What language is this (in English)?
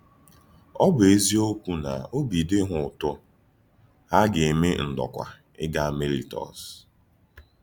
Igbo